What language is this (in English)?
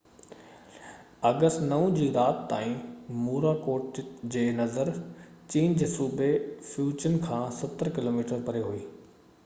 Sindhi